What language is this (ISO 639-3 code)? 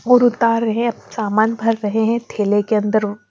hin